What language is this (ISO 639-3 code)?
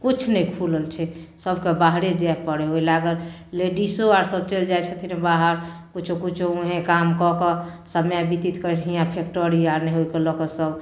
mai